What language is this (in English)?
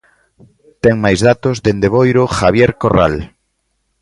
Galician